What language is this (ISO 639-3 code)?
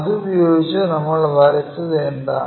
mal